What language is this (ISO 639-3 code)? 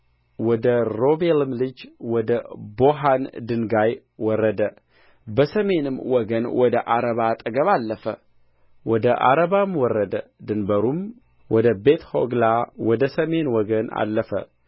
amh